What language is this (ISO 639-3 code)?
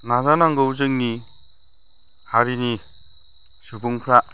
brx